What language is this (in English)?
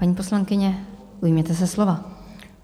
Czech